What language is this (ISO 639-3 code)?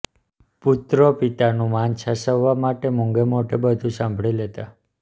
guj